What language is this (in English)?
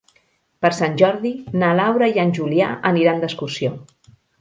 Catalan